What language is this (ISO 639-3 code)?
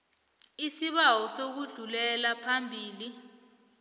nbl